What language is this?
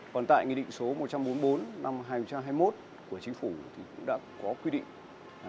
Vietnamese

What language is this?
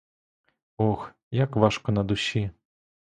Ukrainian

